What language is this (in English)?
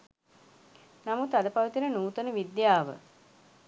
Sinhala